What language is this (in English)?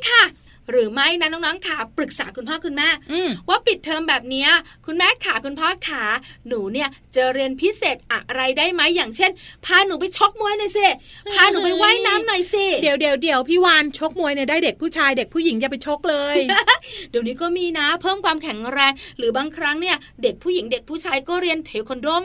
Thai